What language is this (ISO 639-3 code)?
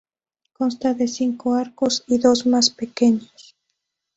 spa